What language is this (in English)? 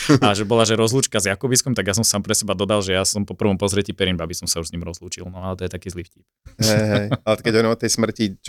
Slovak